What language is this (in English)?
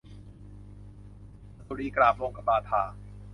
Thai